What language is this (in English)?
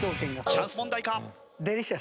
Japanese